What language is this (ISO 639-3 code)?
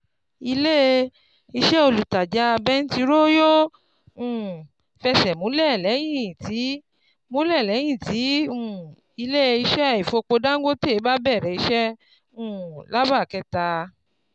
yor